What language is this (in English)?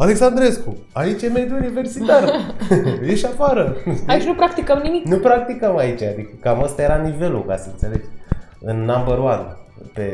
Romanian